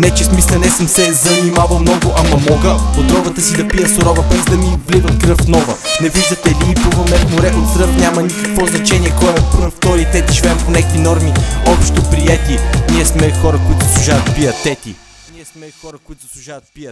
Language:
Bulgarian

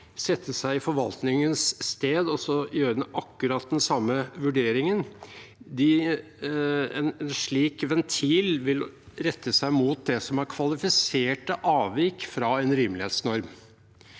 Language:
Norwegian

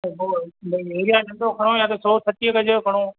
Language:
Sindhi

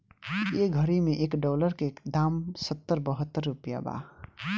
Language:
Bhojpuri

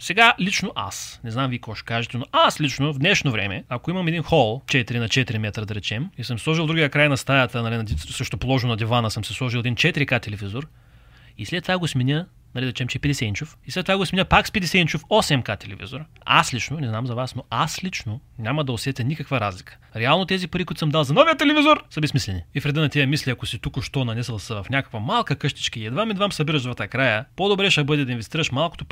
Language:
Bulgarian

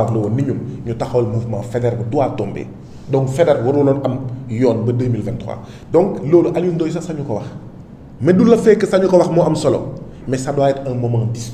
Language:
French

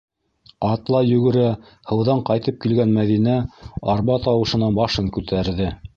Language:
Bashkir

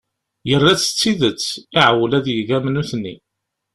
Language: Kabyle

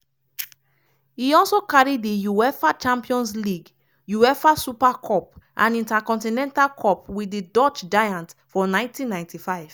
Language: Nigerian Pidgin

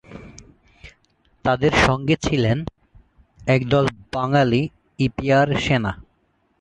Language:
Bangla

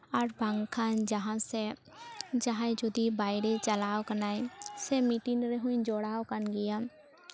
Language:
Santali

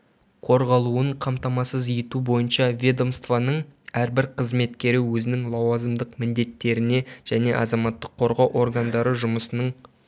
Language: Kazakh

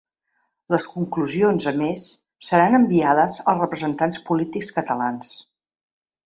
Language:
Catalan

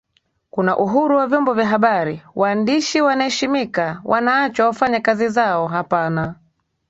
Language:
Swahili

